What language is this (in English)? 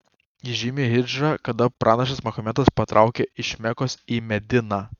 Lithuanian